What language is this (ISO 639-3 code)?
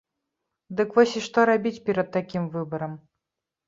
bel